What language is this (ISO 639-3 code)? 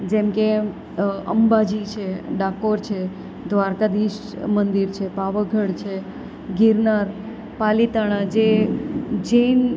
guj